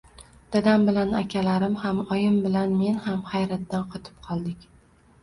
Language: Uzbek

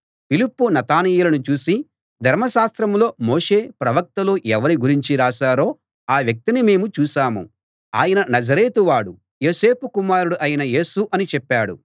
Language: Telugu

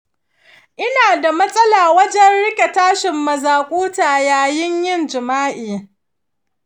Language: Hausa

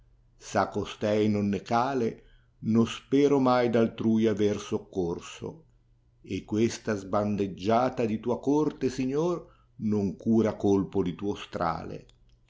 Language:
Italian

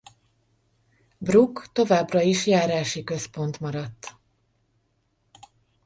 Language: Hungarian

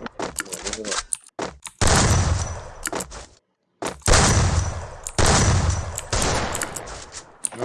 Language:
Thai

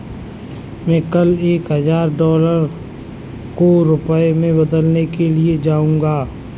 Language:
Hindi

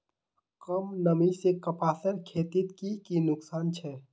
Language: Magahi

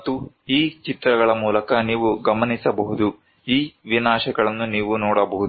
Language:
Kannada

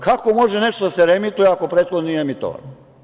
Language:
Serbian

